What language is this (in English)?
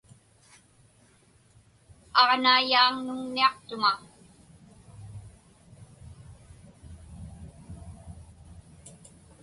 Inupiaq